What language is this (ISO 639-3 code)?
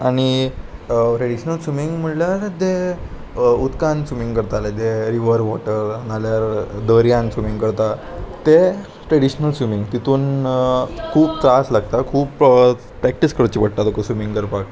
kok